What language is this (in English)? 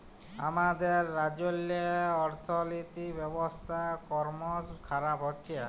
Bangla